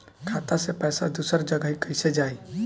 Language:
Bhojpuri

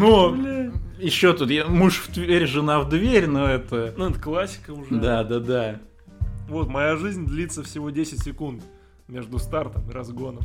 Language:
Russian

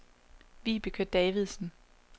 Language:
Danish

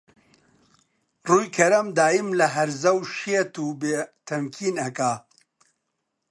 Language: Central Kurdish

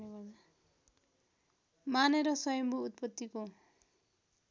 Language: Nepali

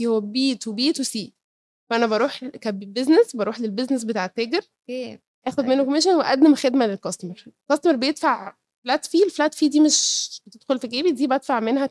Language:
Arabic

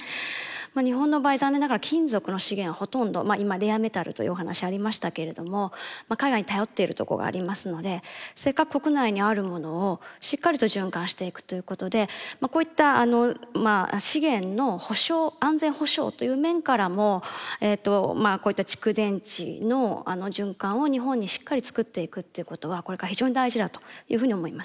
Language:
Japanese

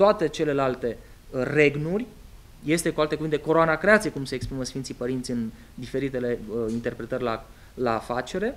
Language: Romanian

